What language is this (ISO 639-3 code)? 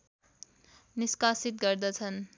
nep